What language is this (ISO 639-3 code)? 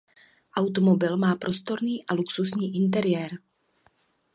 ces